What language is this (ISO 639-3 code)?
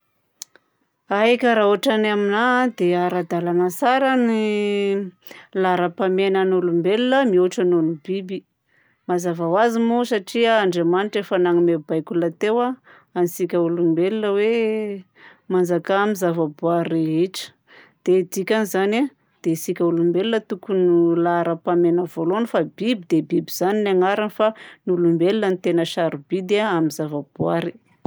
bzc